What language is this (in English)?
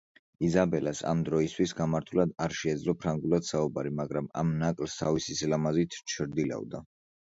Georgian